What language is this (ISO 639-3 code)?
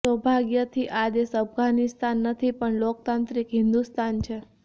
guj